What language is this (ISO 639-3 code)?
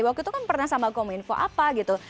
ind